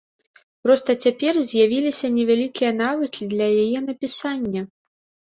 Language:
Belarusian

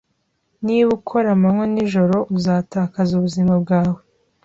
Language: Kinyarwanda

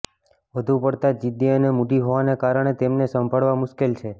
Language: Gujarati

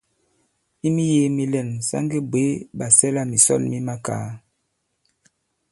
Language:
Bankon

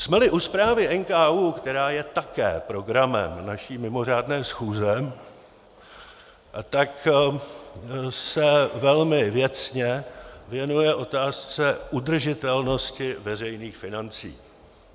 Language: Czech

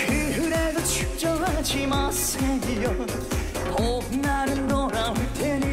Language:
Korean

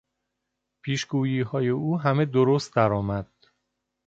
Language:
Persian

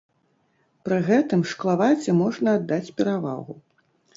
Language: Belarusian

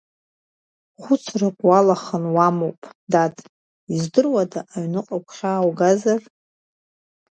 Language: Abkhazian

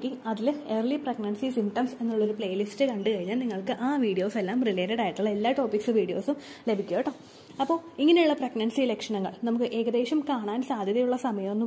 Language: Malayalam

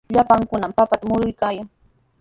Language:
Sihuas Ancash Quechua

